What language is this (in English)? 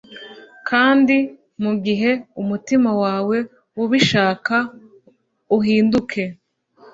Kinyarwanda